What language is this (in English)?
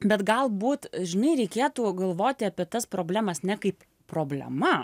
Lithuanian